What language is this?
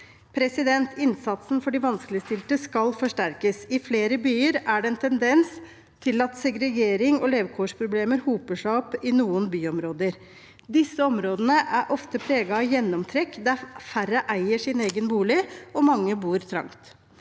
Norwegian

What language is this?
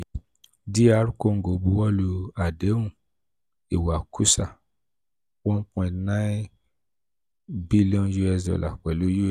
Yoruba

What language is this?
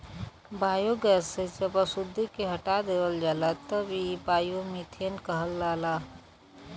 Bhojpuri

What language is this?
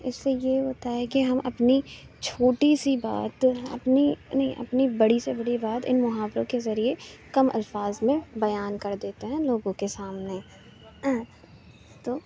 Urdu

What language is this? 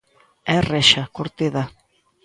Galician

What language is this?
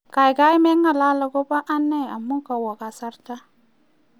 Kalenjin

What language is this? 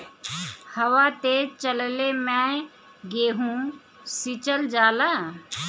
Bhojpuri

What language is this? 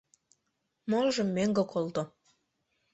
Mari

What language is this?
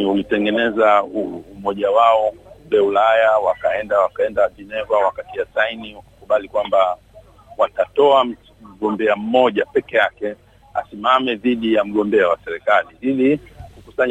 Swahili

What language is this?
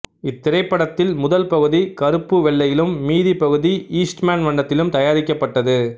Tamil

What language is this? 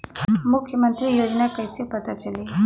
Bhojpuri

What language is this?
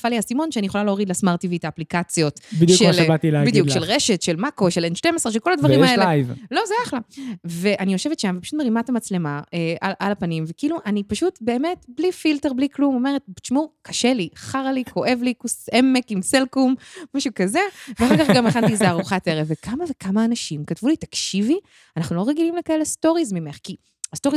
Hebrew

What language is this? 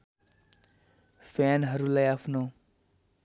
Nepali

